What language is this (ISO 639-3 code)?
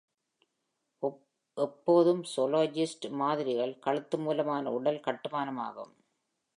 tam